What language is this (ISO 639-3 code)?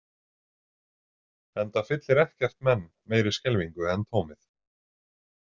isl